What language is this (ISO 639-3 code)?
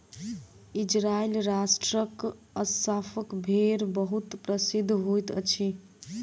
mai